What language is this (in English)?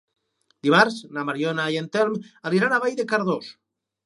Catalan